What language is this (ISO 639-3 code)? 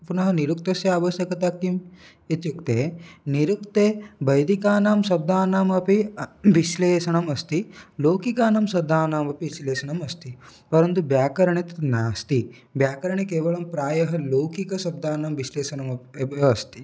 san